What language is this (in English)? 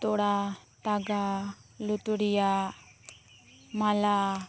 Santali